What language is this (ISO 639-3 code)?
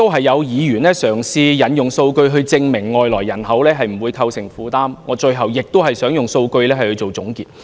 yue